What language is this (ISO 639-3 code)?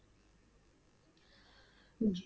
pan